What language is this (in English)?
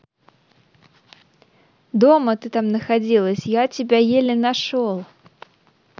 Russian